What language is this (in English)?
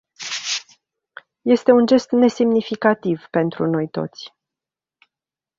Romanian